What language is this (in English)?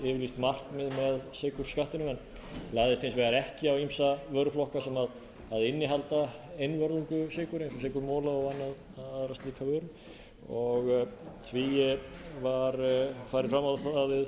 Icelandic